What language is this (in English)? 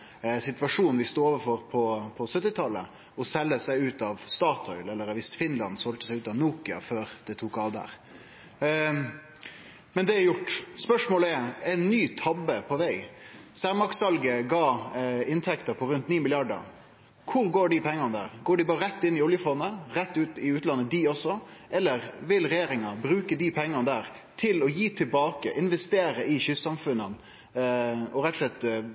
Norwegian Nynorsk